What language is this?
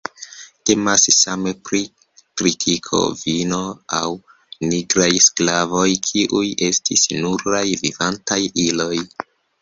Esperanto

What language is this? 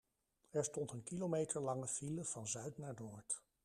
Dutch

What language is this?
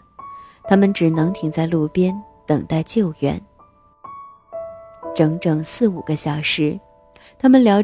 Chinese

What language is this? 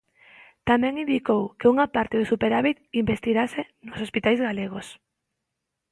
Galician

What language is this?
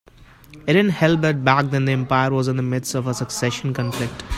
English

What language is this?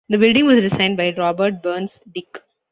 English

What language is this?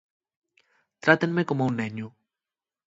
Asturian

